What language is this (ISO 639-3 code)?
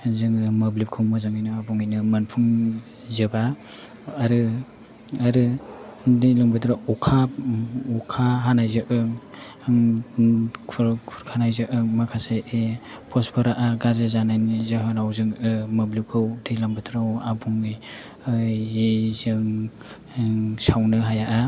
brx